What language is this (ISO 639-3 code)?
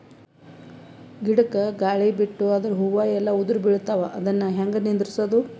kan